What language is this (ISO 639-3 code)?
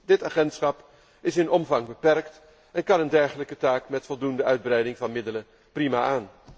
nld